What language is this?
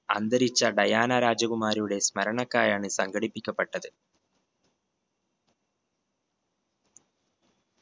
Malayalam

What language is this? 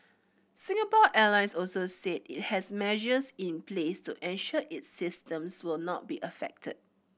English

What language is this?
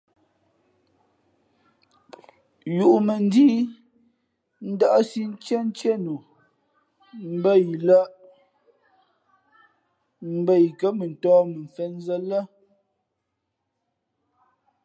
Fe'fe'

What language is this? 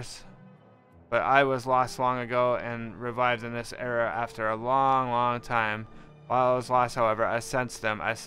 English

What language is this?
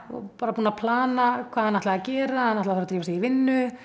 Icelandic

